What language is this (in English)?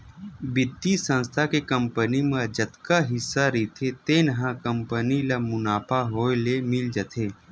Chhattisgarhi